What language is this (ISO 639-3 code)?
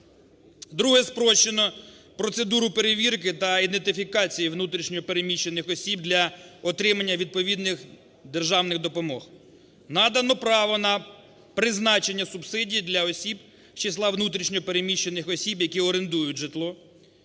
ukr